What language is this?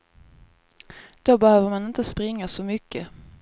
Swedish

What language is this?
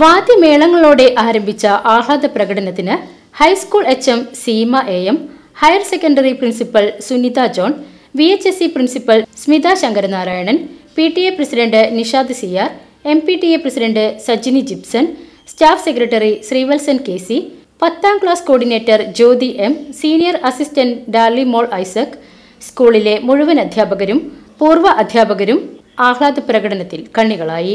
Malayalam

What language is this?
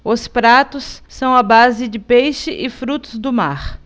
Portuguese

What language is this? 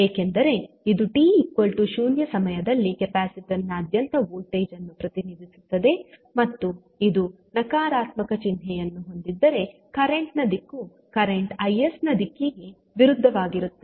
Kannada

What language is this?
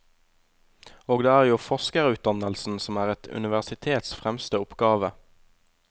Norwegian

